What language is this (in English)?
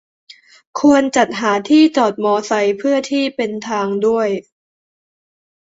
Thai